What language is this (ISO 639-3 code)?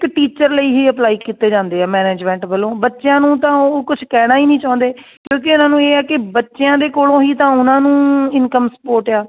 pan